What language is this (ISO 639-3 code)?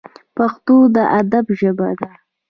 pus